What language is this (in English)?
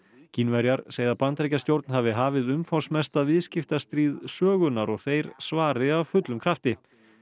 Icelandic